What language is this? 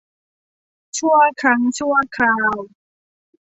Thai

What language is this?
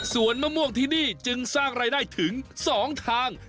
Thai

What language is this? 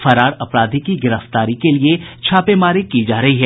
Hindi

